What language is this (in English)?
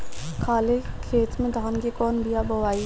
Bhojpuri